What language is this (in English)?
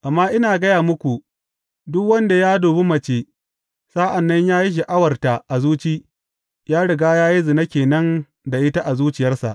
Hausa